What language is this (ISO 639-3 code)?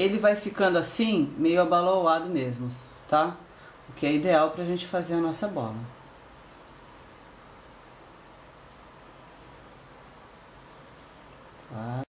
por